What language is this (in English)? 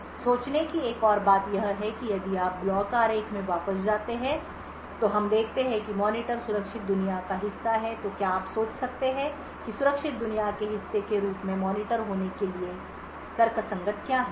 Hindi